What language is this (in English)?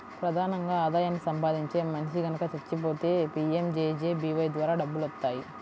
Telugu